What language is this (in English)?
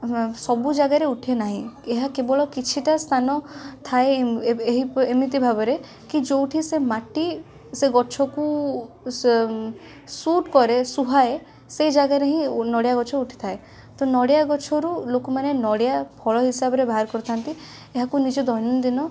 Odia